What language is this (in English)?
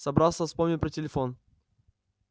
Russian